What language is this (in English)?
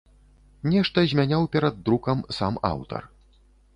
Belarusian